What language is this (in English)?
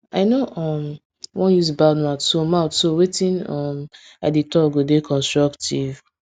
Nigerian Pidgin